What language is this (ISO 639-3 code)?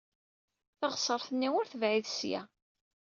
kab